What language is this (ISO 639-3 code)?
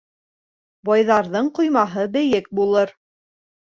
bak